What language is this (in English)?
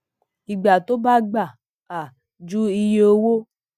Yoruba